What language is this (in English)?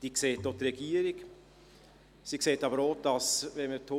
Swiss German